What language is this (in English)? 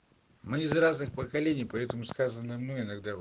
Russian